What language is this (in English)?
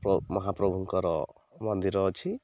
Odia